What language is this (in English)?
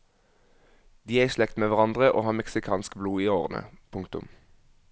Norwegian